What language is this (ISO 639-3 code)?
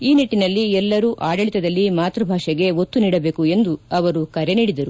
kan